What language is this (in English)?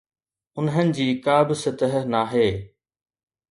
Sindhi